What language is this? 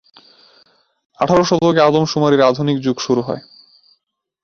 Bangla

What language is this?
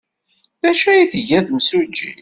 Kabyle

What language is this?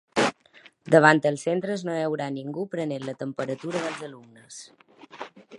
Catalan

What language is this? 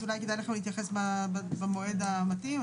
Hebrew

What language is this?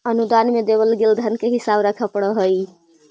Magahi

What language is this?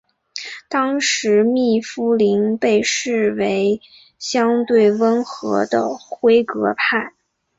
Chinese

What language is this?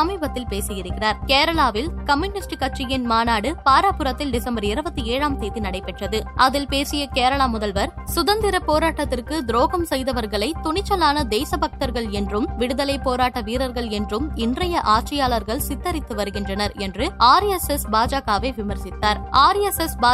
Tamil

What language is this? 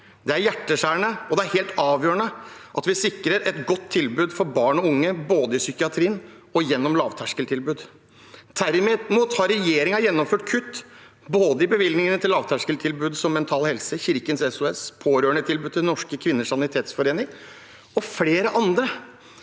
Norwegian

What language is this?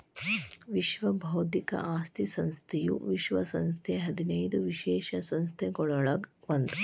Kannada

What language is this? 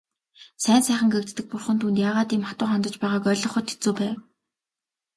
Mongolian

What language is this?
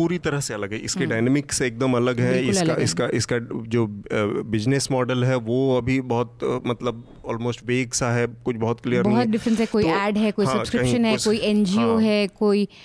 Hindi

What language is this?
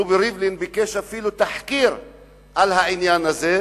Hebrew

